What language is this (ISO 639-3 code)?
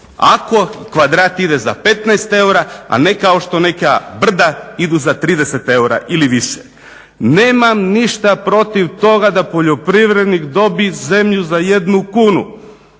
hrv